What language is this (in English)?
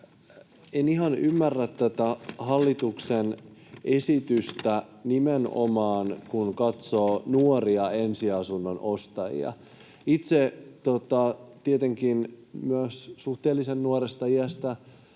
Finnish